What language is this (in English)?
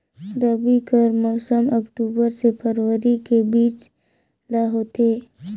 Chhattisgarhi